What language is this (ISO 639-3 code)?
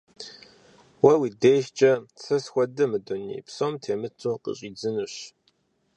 kbd